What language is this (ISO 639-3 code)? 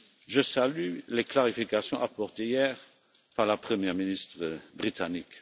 fra